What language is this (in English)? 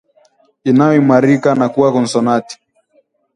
Swahili